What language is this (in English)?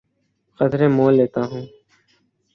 Urdu